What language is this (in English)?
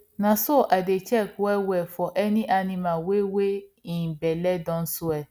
Nigerian Pidgin